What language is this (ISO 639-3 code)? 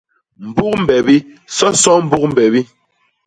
bas